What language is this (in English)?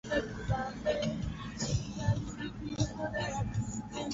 Swahili